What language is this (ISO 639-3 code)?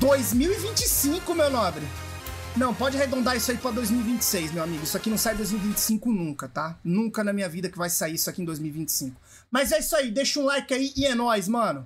por